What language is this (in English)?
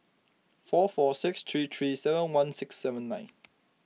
English